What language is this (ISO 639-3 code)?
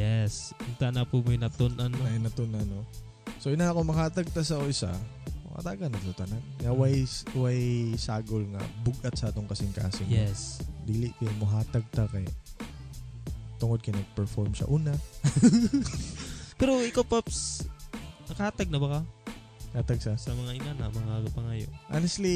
fil